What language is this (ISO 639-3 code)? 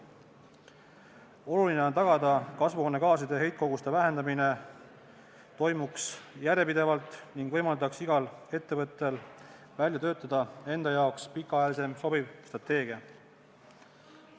est